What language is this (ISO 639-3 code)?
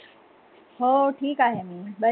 mar